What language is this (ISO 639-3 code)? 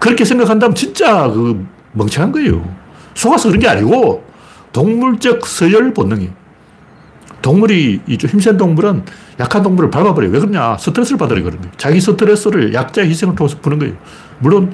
kor